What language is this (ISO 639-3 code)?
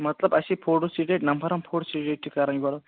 kas